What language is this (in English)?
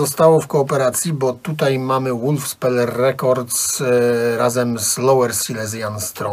Polish